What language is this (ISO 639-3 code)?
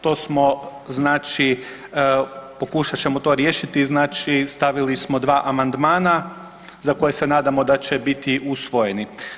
hrv